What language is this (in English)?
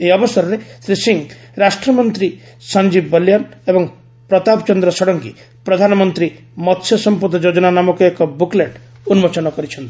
Odia